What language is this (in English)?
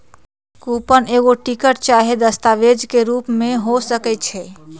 Magahi